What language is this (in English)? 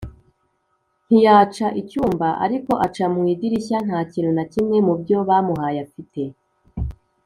Kinyarwanda